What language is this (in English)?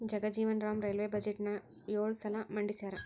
Kannada